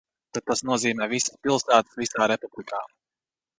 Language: Latvian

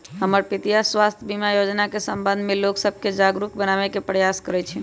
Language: Magahi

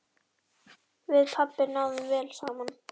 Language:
Icelandic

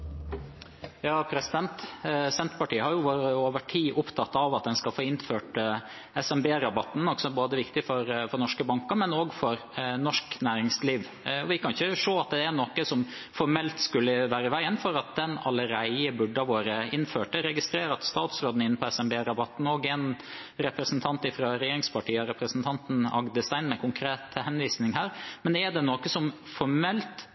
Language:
Norwegian Bokmål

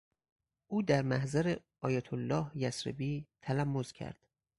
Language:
Persian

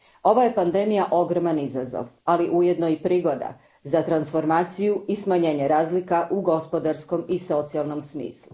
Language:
Croatian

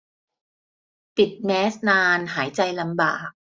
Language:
Thai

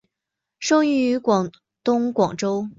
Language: Chinese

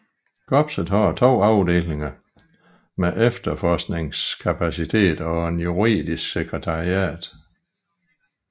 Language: Danish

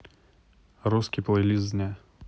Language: Russian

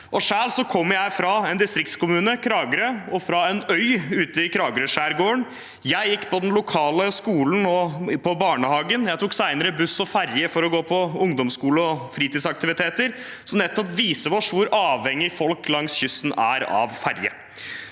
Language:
Norwegian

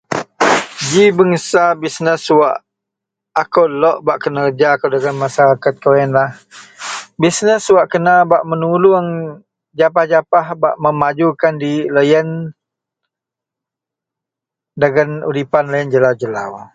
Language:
Central Melanau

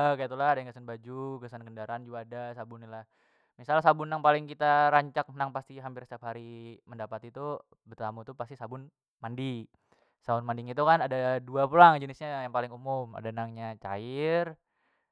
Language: Banjar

